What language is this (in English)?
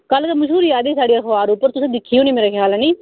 Dogri